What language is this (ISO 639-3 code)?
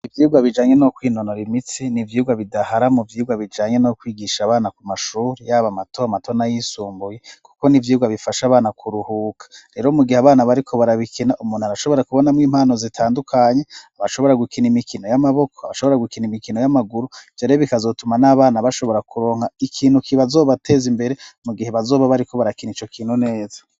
run